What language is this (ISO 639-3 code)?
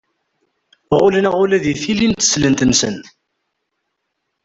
kab